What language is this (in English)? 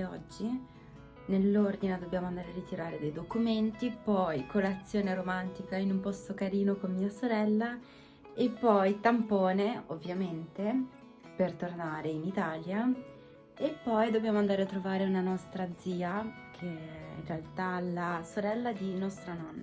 Italian